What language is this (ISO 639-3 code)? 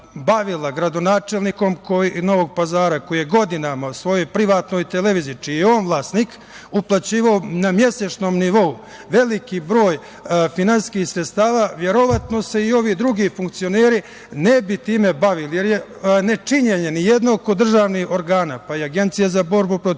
srp